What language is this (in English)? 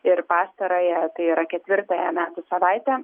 Lithuanian